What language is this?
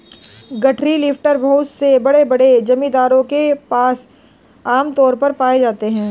Hindi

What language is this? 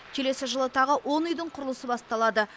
Kazakh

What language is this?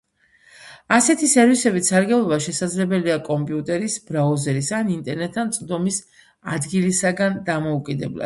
Georgian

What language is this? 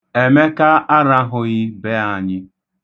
Igbo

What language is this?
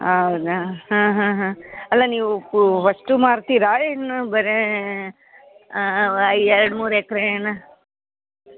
Kannada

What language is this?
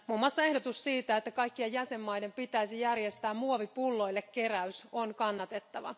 Finnish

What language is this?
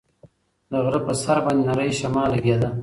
Pashto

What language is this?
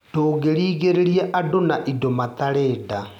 Kikuyu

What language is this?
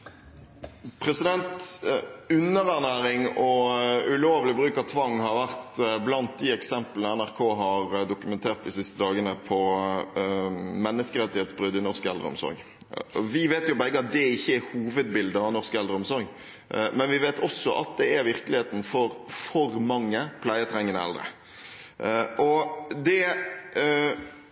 Norwegian Bokmål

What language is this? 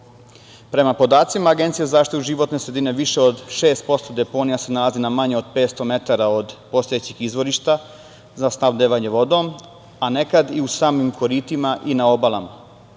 Serbian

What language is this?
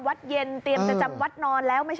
Thai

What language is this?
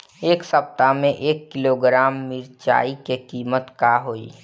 Bhojpuri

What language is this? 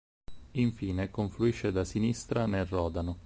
Italian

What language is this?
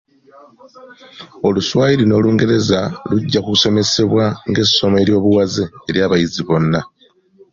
Ganda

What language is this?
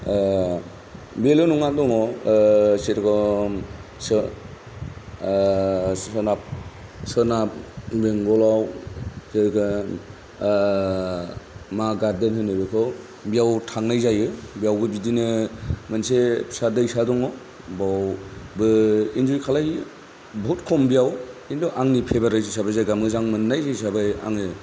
Bodo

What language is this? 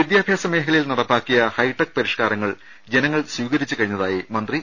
Malayalam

